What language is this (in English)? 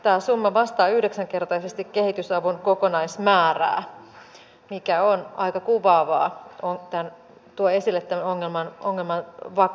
Finnish